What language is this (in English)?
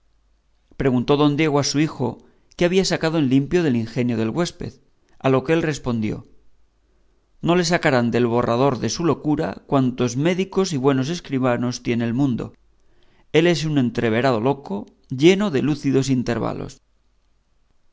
Spanish